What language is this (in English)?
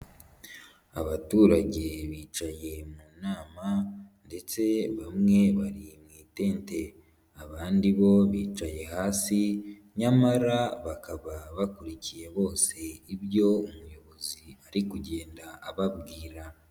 Kinyarwanda